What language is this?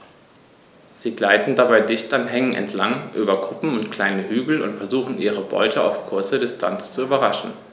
German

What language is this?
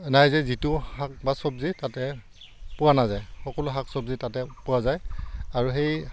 Assamese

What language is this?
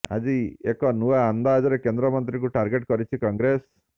Odia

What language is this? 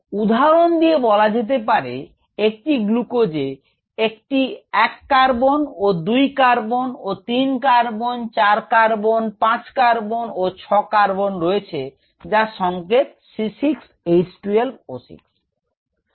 Bangla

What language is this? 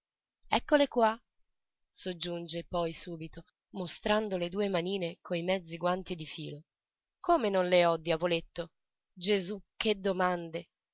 Italian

